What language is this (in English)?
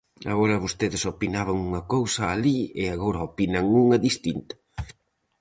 Galician